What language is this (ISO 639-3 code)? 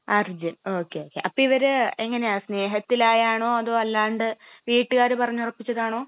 mal